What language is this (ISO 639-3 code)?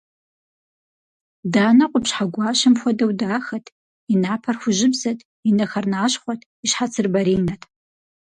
kbd